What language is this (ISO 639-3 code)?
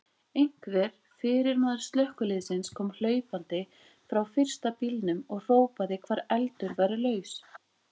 isl